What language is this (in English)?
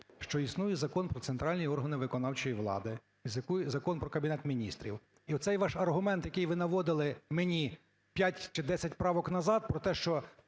Ukrainian